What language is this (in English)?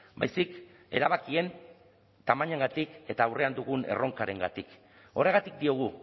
Basque